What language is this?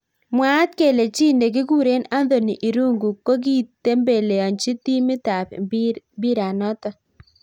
Kalenjin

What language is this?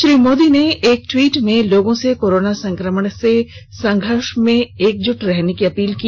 Hindi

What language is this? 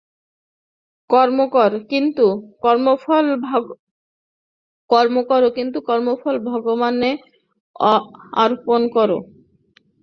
Bangla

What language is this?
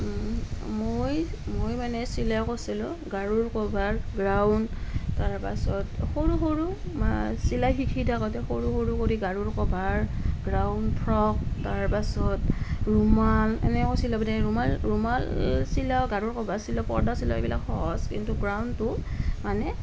Assamese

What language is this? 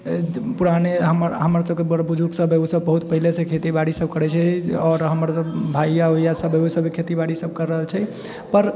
Maithili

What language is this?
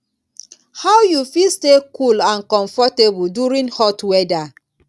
Nigerian Pidgin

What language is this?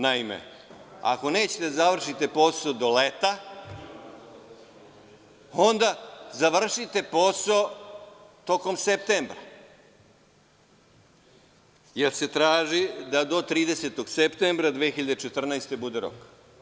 Serbian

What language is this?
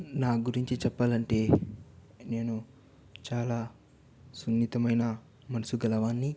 Telugu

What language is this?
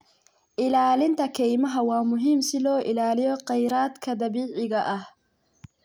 Somali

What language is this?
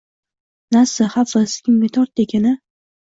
Uzbek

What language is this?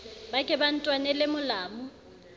Southern Sotho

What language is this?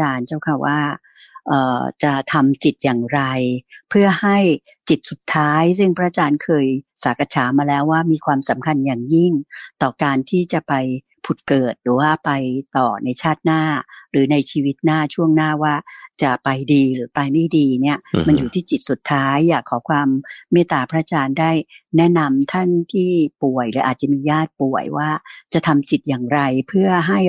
Thai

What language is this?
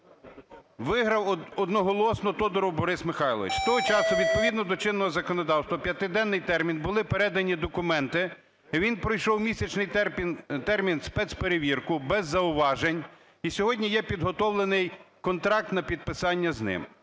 Ukrainian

